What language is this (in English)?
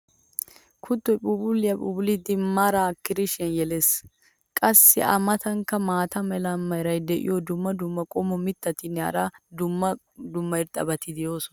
Wolaytta